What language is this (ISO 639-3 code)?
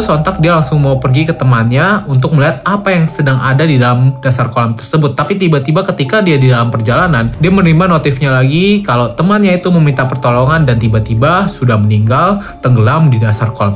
ind